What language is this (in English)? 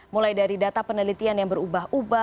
Indonesian